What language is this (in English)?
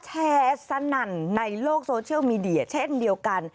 Thai